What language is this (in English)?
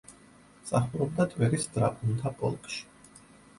Georgian